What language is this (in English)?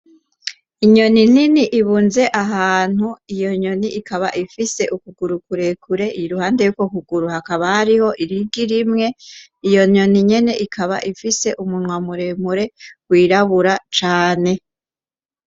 Rundi